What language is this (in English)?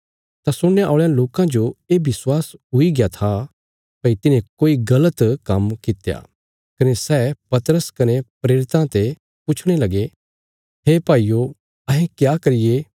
Bilaspuri